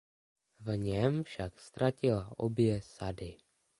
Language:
Czech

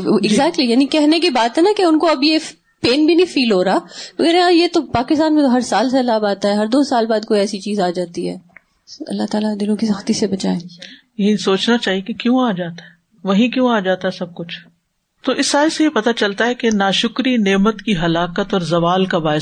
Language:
Urdu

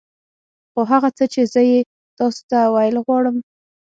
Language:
Pashto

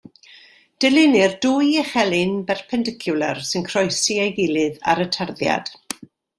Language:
Welsh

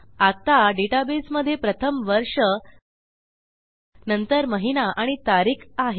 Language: Marathi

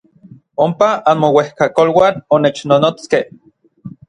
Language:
Orizaba Nahuatl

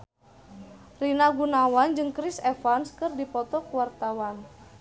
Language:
Sundanese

